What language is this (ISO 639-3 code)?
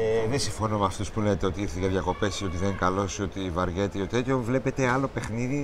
ell